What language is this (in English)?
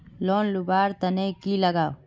Magahi